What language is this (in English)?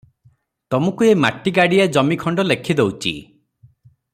Odia